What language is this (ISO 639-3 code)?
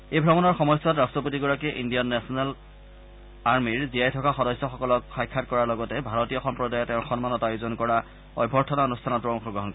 asm